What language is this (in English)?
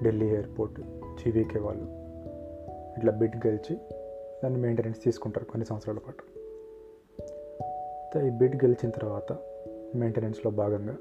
Telugu